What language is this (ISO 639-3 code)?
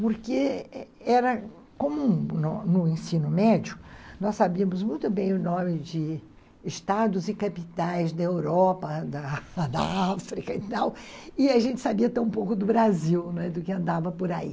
por